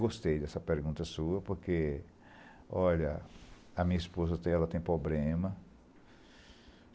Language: Portuguese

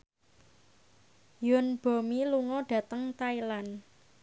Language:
Javanese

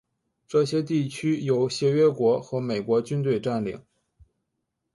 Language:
Chinese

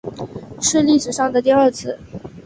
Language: Chinese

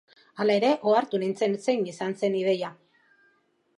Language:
Basque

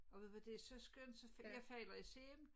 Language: Danish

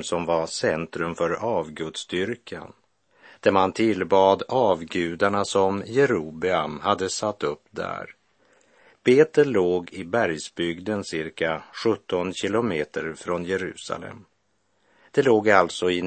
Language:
Swedish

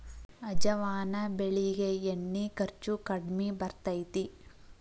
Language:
Kannada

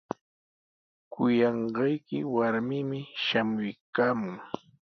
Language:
Sihuas Ancash Quechua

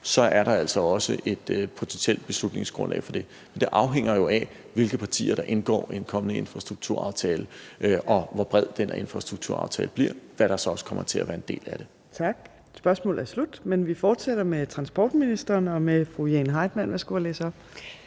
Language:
Danish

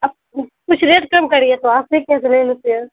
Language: Urdu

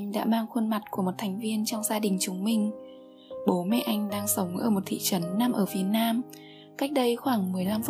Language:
Vietnamese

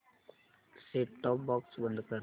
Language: Marathi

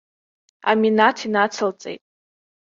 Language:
Abkhazian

